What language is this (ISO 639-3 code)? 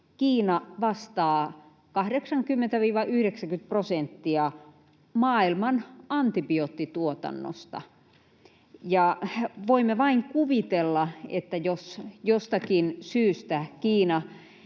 fin